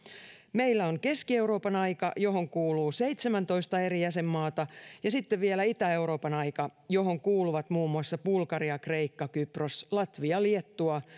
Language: Finnish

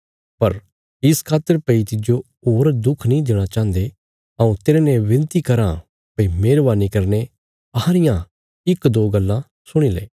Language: Bilaspuri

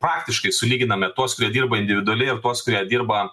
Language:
Lithuanian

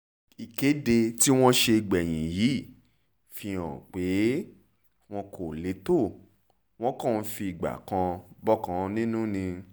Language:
Yoruba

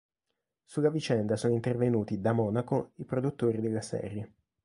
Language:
Italian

